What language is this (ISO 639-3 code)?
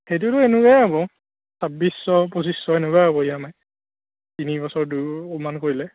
asm